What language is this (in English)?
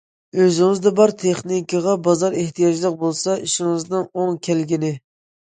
Uyghur